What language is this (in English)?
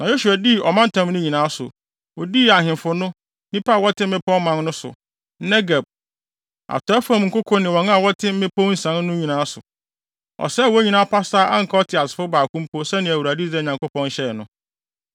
Akan